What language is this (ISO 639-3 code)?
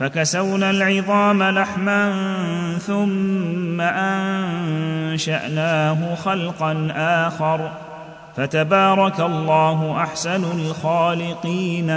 ara